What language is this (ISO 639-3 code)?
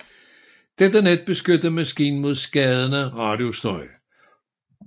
dan